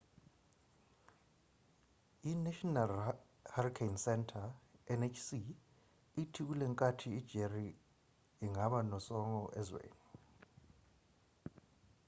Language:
Zulu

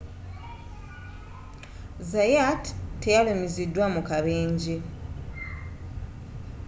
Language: Ganda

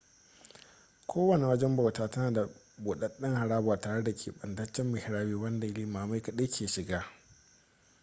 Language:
Hausa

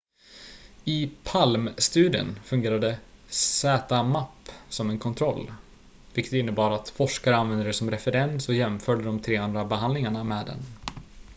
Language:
Swedish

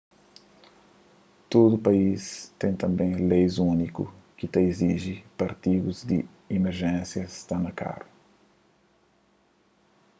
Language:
Kabuverdianu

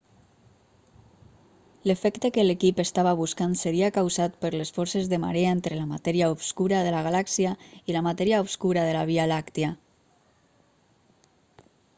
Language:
Catalan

